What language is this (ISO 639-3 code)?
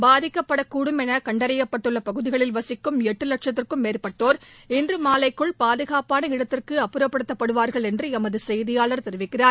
tam